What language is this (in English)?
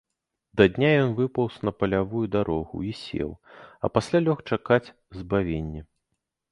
Belarusian